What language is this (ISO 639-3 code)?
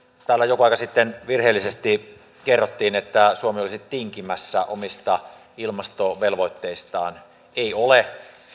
fin